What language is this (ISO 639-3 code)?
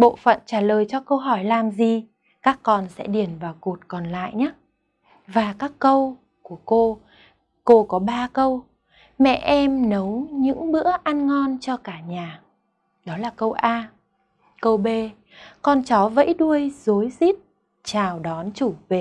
vie